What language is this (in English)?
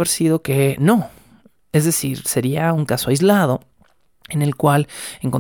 Spanish